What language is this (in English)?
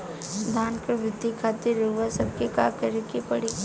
Bhojpuri